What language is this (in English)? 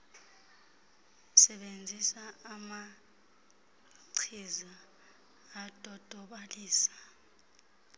Xhosa